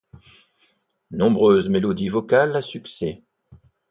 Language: French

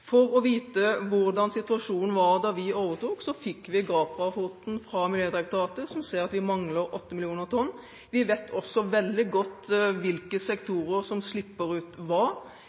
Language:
Norwegian Bokmål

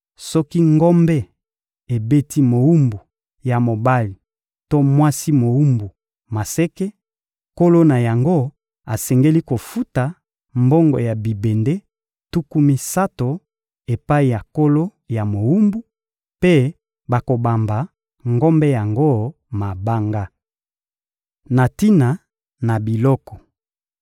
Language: Lingala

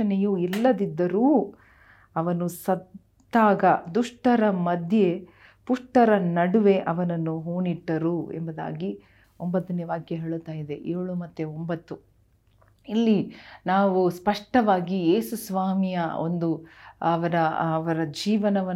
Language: Kannada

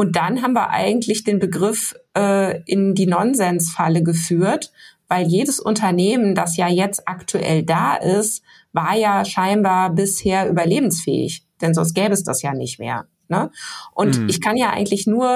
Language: German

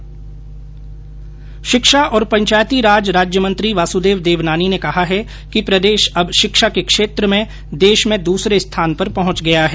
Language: Hindi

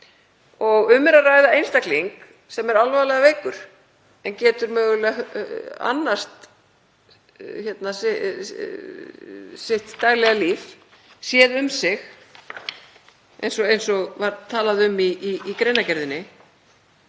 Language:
Icelandic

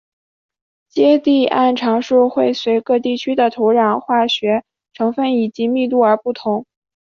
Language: Chinese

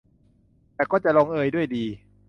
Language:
Thai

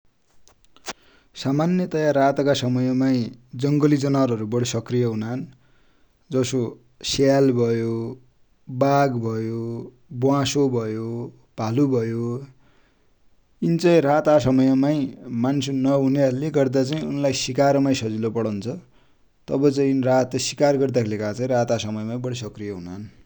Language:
Dotyali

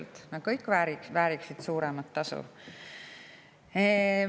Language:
Estonian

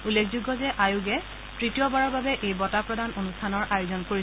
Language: Assamese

